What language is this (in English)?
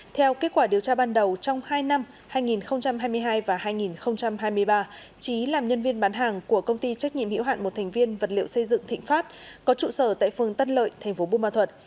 Vietnamese